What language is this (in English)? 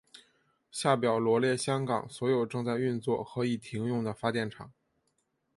Chinese